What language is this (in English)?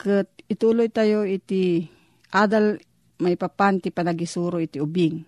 Filipino